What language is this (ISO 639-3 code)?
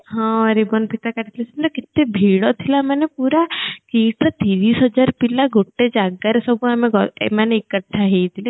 ori